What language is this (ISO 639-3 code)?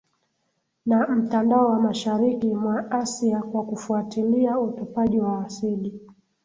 swa